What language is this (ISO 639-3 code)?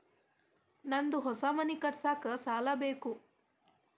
kan